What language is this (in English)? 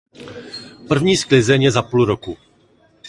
Czech